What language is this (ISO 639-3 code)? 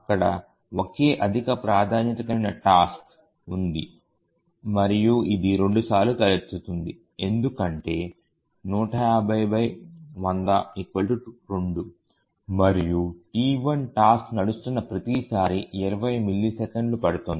tel